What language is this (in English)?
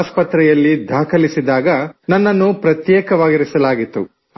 Kannada